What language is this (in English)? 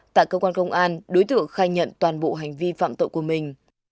Vietnamese